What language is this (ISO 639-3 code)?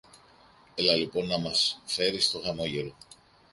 ell